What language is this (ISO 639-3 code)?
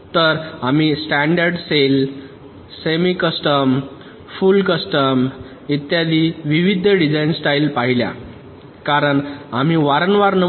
mar